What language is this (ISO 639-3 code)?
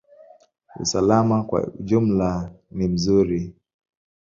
swa